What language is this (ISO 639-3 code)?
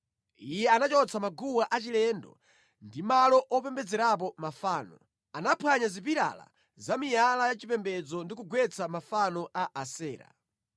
nya